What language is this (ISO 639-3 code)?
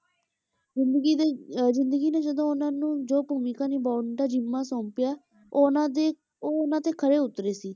pan